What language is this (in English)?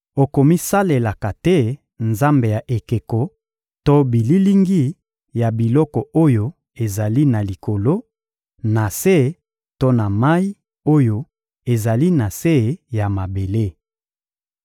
Lingala